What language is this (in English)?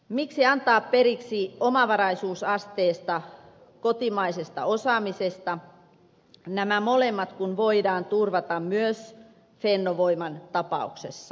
Finnish